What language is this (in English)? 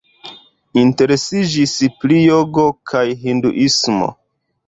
Esperanto